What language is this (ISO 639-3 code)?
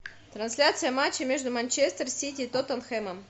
rus